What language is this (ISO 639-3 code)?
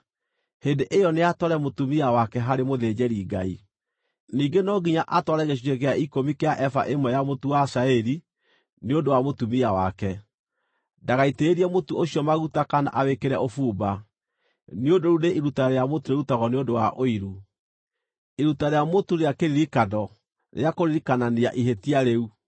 kik